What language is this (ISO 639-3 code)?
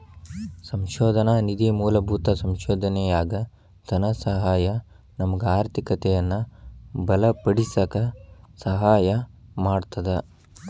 kan